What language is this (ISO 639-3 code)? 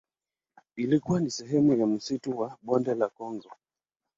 swa